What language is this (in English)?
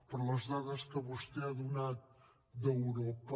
Catalan